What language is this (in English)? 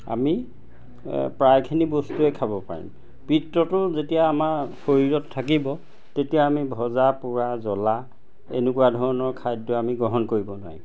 Assamese